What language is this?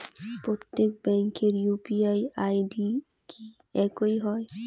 Bangla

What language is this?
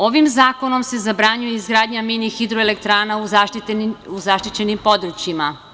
Serbian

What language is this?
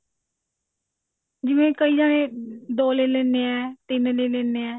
Punjabi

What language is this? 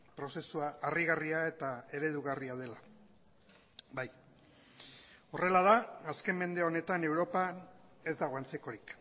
Basque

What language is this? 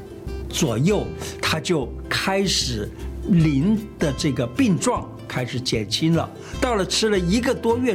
Chinese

